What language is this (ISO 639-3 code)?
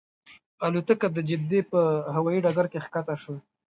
pus